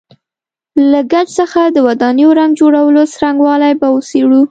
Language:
Pashto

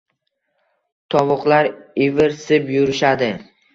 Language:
Uzbek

